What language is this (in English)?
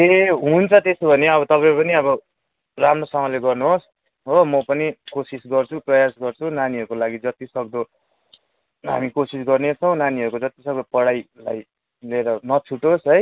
Nepali